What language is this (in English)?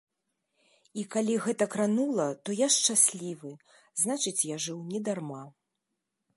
Belarusian